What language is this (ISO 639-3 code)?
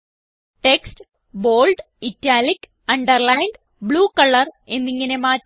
mal